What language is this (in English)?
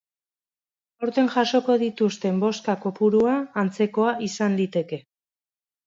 Basque